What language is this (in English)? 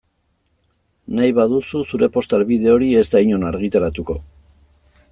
Basque